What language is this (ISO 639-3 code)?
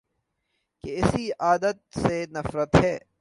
urd